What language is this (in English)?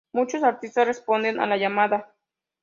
Spanish